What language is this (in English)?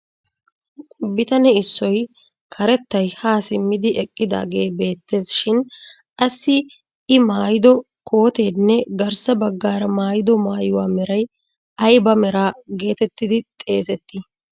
Wolaytta